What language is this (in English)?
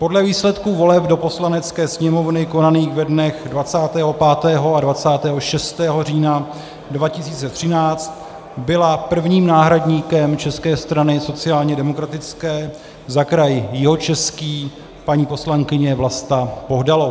Czech